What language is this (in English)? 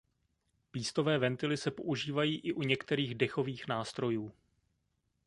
Czech